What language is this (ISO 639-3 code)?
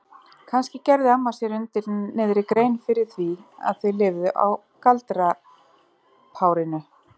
isl